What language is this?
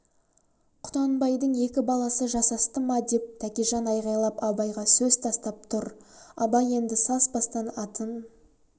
Kazakh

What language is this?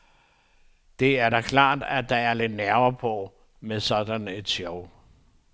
Danish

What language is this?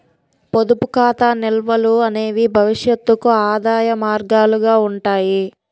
Telugu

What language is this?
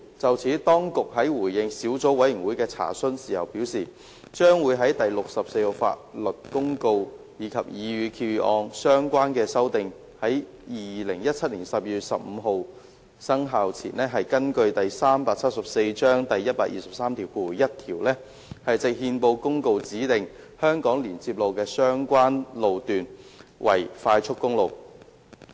Cantonese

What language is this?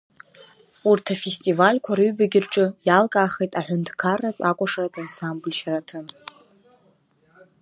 Abkhazian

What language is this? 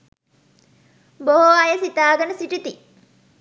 Sinhala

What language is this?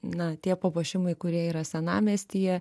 Lithuanian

